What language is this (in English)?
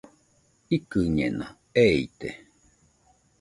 Nüpode Huitoto